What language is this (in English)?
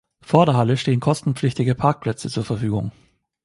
German